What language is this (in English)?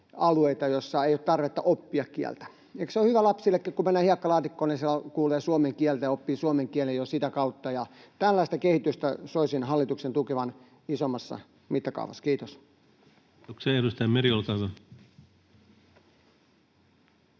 Finnish